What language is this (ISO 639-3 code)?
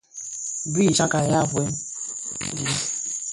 ksf